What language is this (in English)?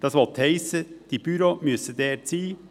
Swiss German